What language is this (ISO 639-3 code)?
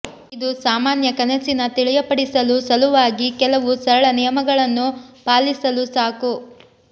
kan